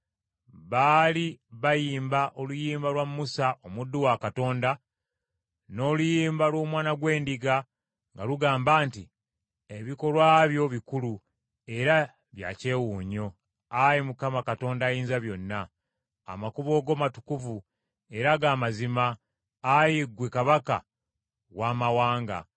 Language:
Ganda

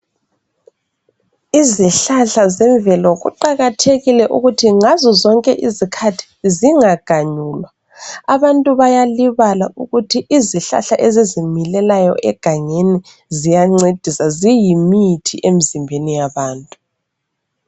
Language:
North Ndebele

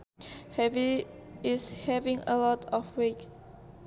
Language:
Sundanese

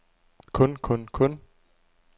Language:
Danish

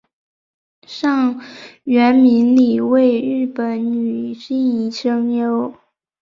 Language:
Chinese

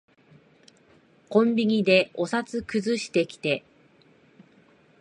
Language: Japanese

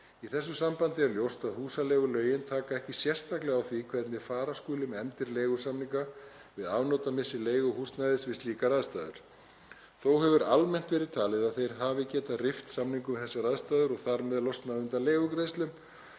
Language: Icelandic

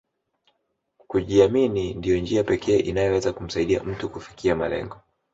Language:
Swahili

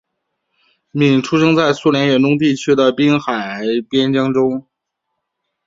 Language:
Chinese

